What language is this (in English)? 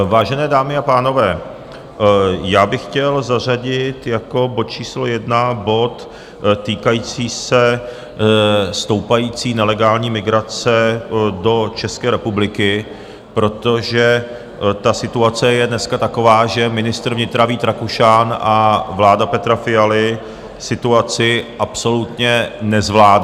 Czech